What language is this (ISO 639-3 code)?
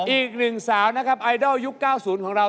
tha